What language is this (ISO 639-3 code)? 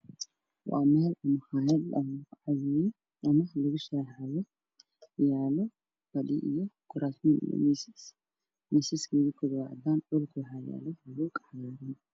som